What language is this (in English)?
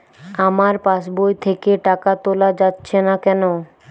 Bangla